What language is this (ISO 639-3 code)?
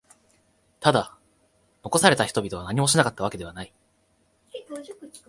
jpn